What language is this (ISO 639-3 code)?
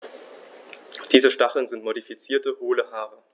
deu